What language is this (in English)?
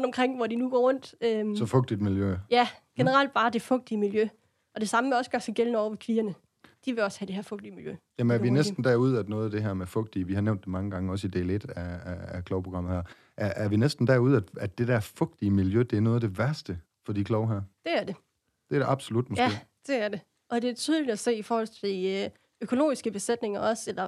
Danish